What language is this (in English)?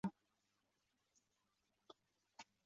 Chinese